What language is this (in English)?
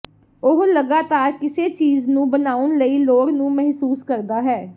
Punjabi